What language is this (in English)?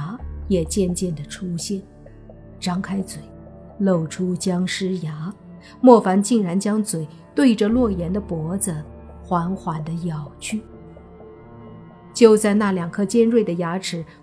Chinese